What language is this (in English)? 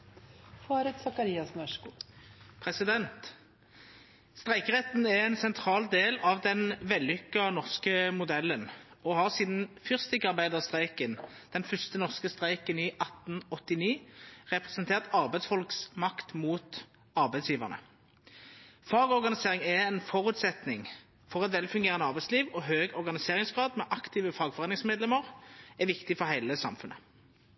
Norwegian Nynorsk